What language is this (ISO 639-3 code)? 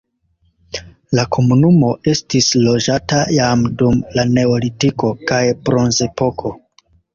epo